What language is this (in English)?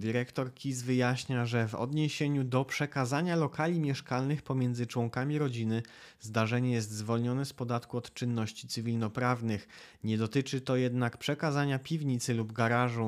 Polish